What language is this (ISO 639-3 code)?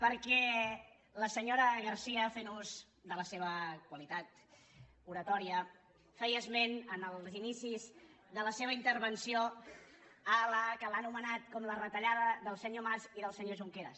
cat